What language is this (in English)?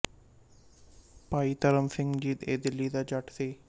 Punjabi